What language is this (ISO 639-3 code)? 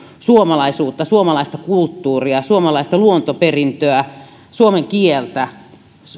fin